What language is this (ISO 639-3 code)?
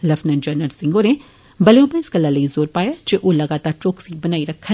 doi